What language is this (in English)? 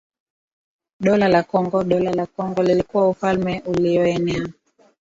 Swahili